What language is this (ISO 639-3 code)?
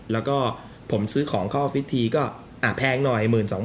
tha